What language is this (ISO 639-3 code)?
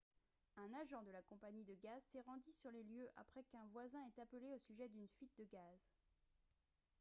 fra